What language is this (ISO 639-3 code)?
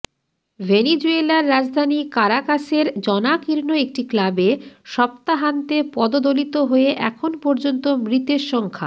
ben